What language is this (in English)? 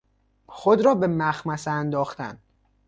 Persian